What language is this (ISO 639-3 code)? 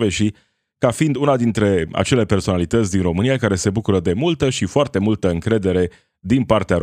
ron